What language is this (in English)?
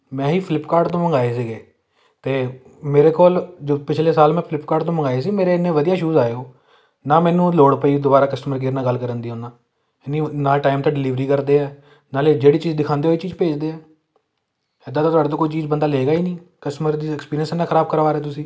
Punjabi